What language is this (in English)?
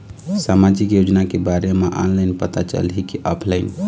Chhattisgarhi